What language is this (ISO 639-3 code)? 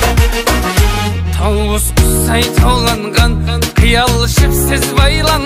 ara